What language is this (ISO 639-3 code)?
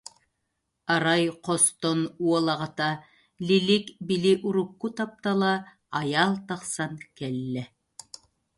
sah